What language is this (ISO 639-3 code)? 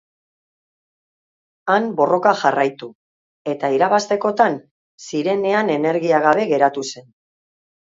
eus